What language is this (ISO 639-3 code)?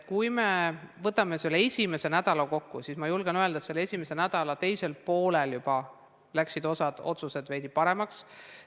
est